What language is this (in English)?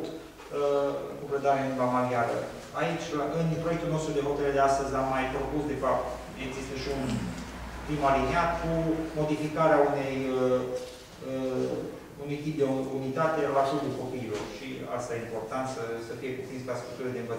Romanian